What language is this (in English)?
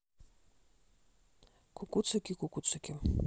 Russian